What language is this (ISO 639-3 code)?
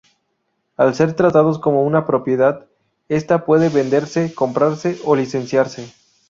spa